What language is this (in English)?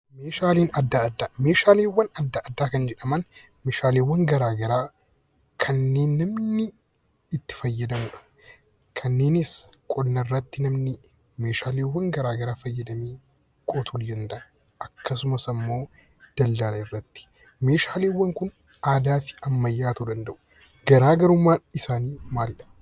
Oromo